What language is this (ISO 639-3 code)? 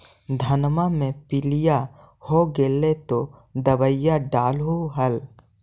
mag